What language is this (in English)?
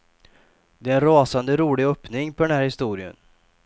Swedish